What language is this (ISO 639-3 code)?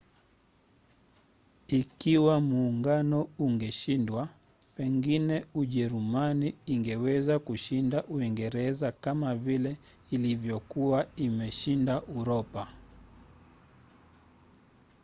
swa